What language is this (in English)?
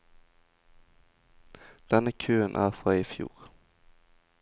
Norwegian